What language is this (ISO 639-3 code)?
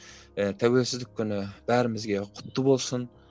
kaz